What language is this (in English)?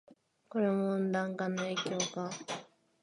Japanese